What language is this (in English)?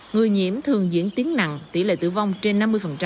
Vietnamese